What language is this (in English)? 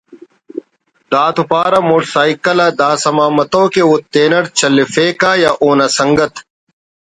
Brahui